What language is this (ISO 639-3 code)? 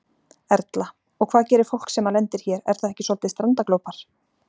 isl